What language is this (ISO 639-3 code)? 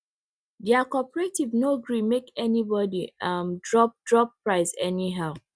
pcm